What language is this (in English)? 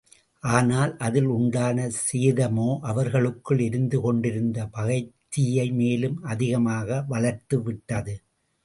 Tamil